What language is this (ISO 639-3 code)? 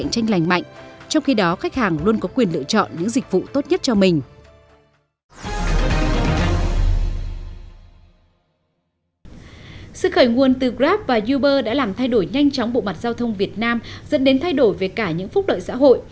vie